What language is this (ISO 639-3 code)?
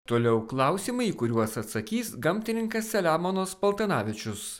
lit